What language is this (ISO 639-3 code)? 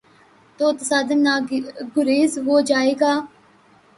urd